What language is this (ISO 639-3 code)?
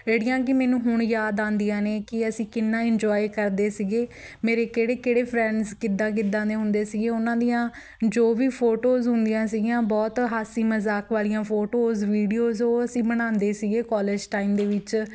pan